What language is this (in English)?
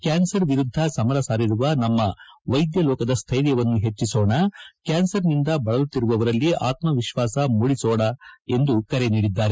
Kannada